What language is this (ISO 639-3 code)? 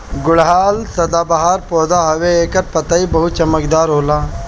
bho